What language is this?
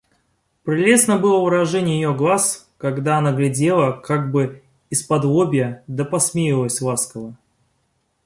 Russian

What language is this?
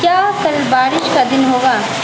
Urdu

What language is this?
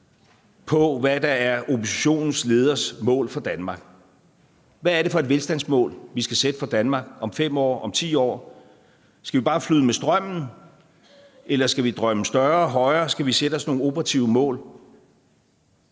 Danish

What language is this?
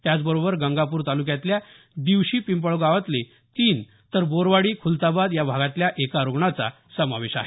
Marathi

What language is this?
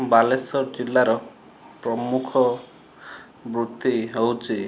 Odia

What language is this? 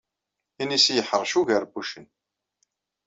Kabyle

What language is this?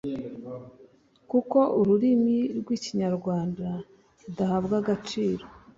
Kinyarwanda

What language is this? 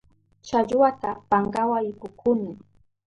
Southern Pastaza Quechua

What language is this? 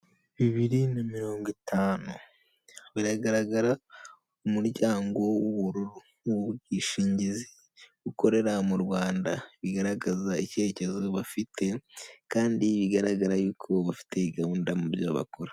Kinyarwanda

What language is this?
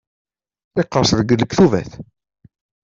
Kabyle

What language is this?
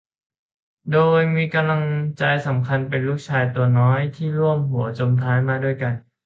Thai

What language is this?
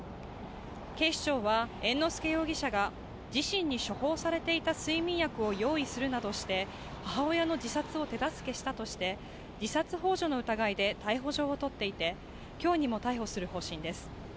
Japanese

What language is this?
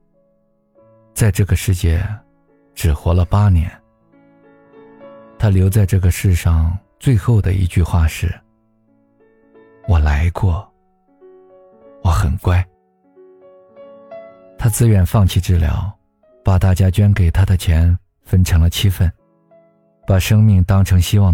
Chinese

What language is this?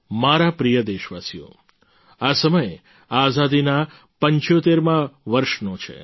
Gujarati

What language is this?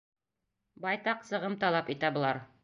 Bashkir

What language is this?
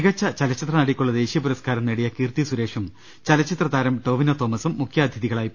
Malayalam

